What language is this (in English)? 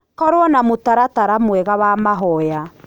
Kikuyu